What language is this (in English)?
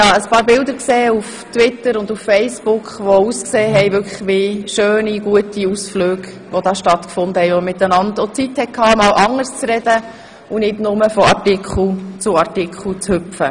Swiss German